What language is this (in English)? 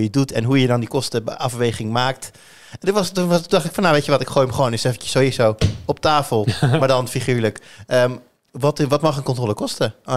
Dutch